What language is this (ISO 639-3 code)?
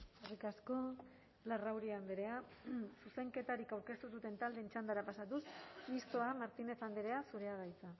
eus